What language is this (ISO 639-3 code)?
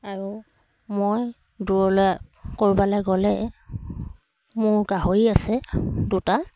asm